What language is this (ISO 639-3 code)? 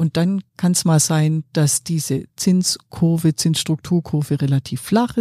deu